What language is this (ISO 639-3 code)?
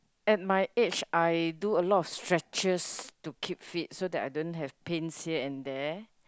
eng